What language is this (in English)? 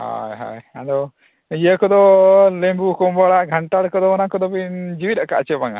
Santali